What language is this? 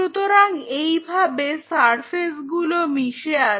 Bangla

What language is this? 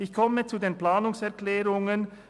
Swiss German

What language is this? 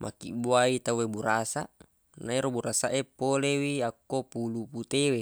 Buginese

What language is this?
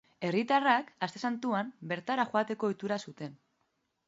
Basque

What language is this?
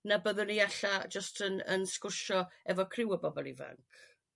Welsh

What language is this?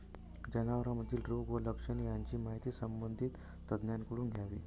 Marathi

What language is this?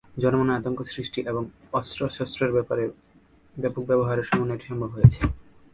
Bangla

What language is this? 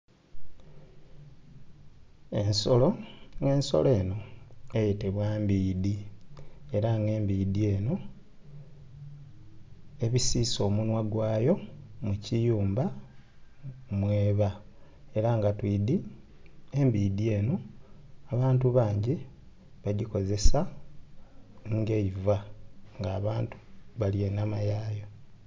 Soga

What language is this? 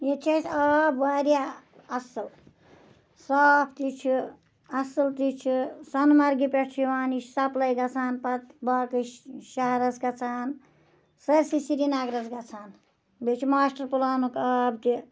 Kashmiri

